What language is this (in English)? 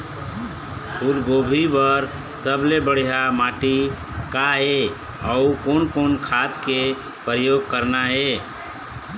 Chhattisgarhi